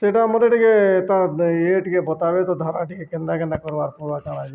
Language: Odia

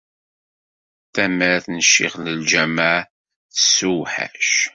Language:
Kabyle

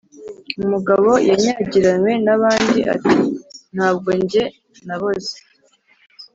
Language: Kinyarwanda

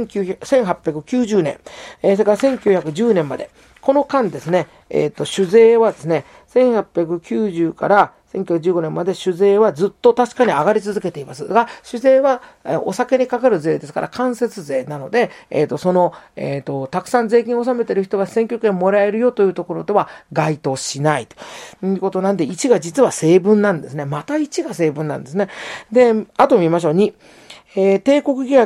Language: Japanese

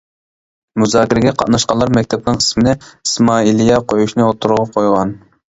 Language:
Uyghur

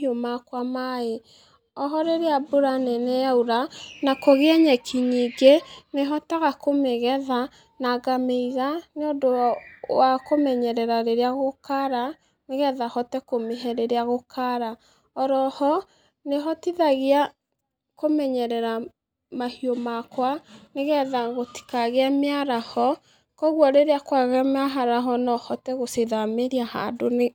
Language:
Kikuyu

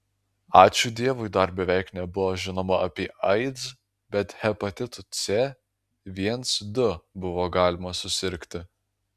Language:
Lithuanian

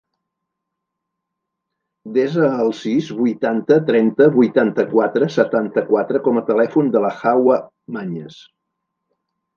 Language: Catalan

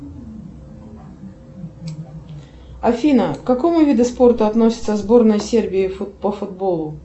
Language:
Russian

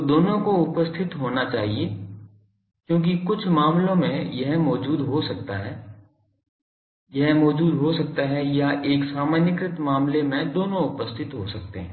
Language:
Hindi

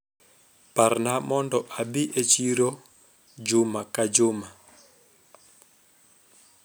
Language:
Luo (Kenya and Tanzania)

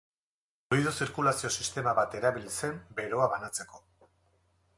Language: Basque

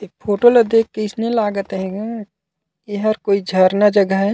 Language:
Chhattisgarhi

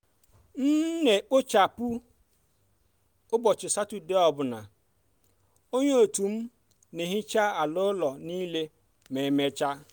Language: Igbo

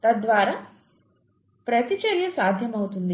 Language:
Telugu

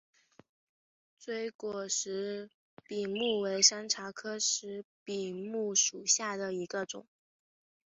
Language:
Chinese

